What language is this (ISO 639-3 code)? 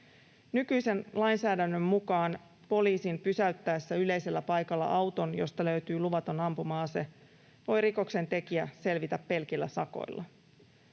fin